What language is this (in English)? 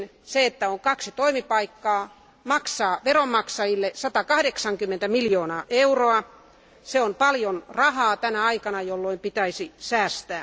Finnish